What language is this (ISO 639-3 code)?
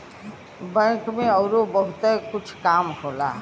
bho